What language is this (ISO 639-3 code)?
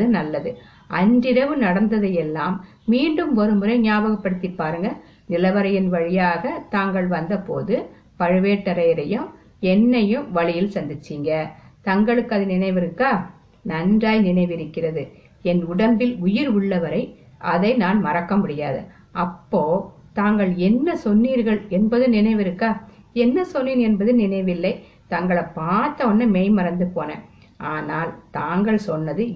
tam